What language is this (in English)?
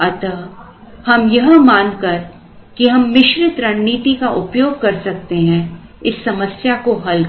Hindi